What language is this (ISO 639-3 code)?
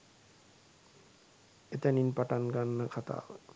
sin